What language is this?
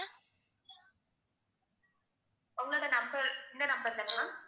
Tamil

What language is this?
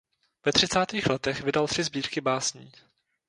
Czech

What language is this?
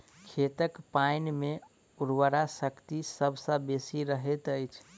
Maithili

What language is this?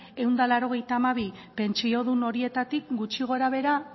Basque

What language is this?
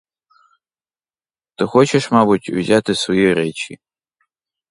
Ukrainian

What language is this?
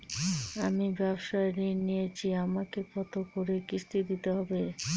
Bangla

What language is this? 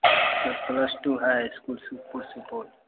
Maithili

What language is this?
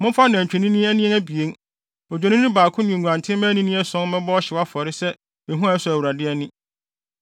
Akan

